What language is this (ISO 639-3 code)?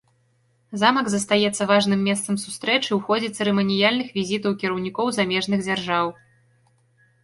bel